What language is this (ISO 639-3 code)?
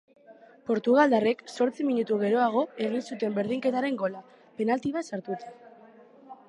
eus